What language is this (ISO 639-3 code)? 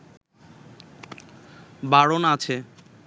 ben